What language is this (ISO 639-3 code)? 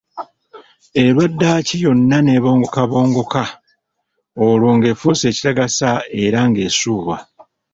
lug